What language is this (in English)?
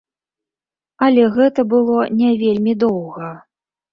Belarusian